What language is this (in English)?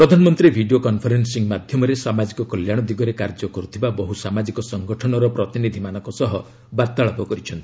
Odia